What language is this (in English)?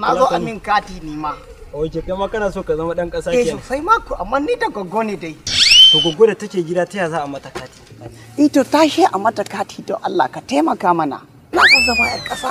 Korean